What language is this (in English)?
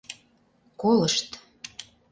Mari